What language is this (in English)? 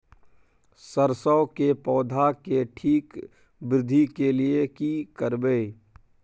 Maithili